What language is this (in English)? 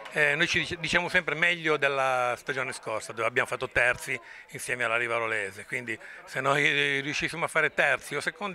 Italian